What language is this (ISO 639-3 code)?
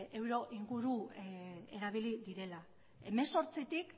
eus